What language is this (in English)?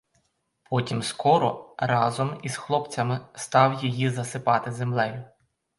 Ukrainian